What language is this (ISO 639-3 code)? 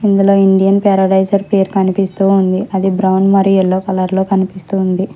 tel